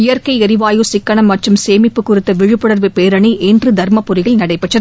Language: Tamil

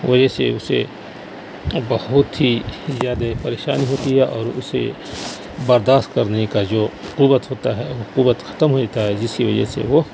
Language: Urdu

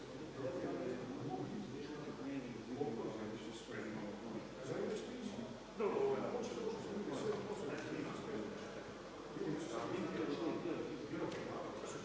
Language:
Croatian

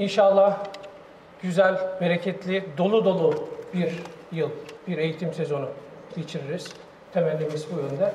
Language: Turkish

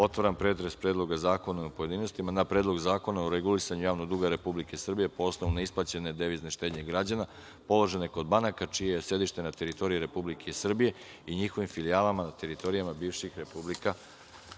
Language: Serbian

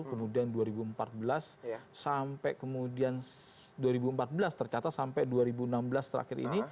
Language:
Indonesian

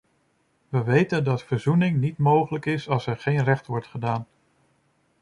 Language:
Dutch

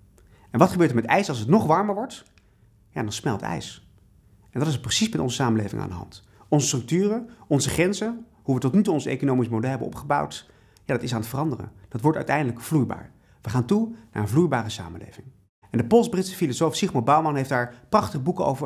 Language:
Dutch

